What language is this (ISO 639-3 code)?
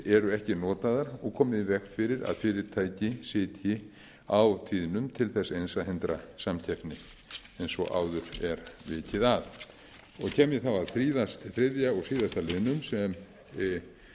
isl